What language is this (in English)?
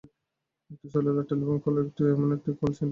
Bangla